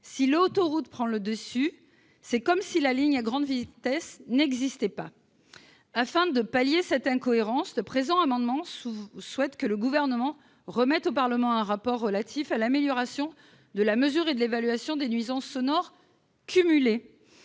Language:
French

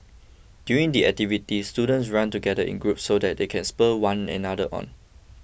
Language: English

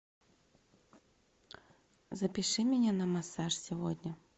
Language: Russian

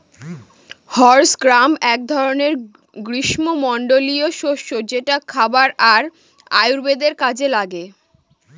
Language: Bangla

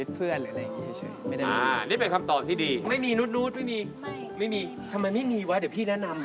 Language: Thai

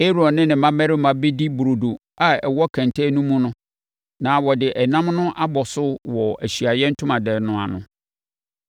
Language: Akan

